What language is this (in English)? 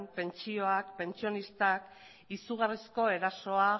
Basque